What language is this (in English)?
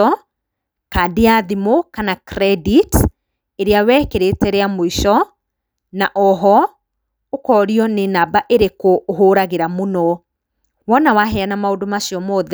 Kikuyu